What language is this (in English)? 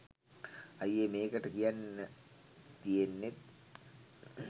Sinhala